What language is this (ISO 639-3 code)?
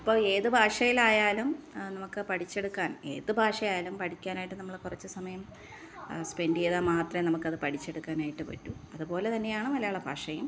mal